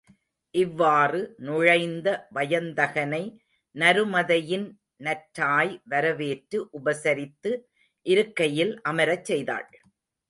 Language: Tamil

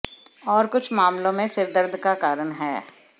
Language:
Hindi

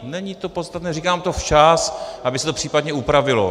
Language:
Czech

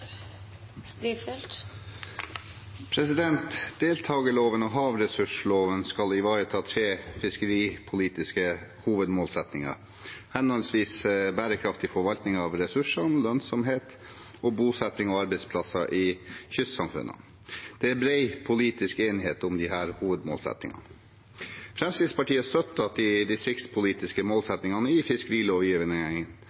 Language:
Norwegian Bokmål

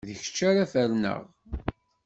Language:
Kabyle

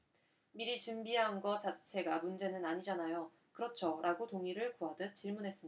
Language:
Korean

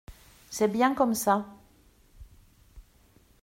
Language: French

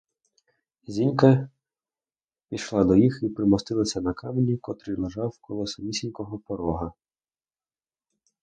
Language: Ukrainian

